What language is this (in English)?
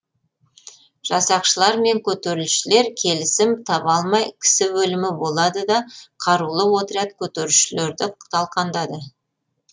Kazakh